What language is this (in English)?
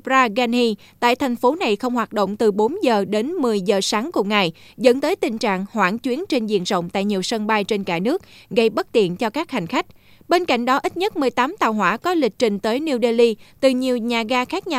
Vietnamese